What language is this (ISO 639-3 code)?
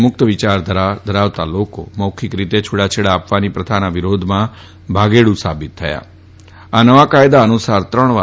guj